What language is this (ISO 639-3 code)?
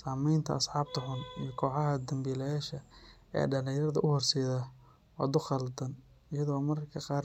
som